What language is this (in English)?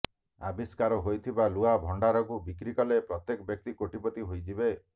Odia